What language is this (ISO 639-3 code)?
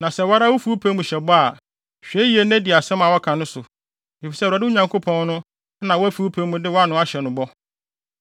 aka